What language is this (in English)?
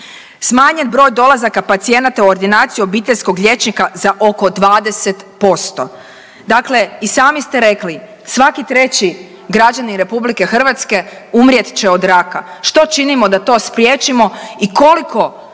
Croatian